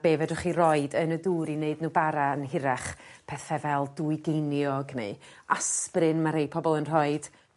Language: Welsh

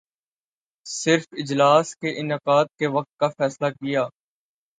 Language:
Urdu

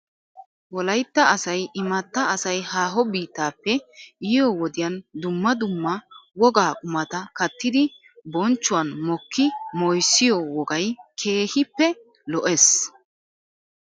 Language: Wolaytta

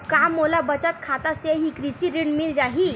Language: Chhattisgarhi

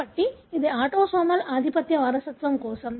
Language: Telugu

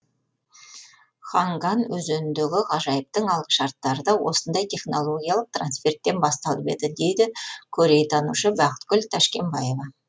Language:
Kazakh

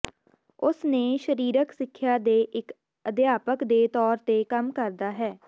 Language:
Punjabi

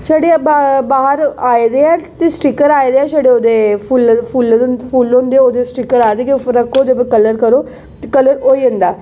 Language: Dogri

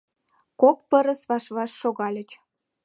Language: Mari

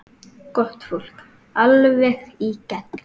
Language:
Icelandic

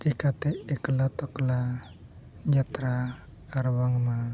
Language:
Santali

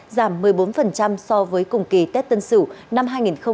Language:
Vietnamese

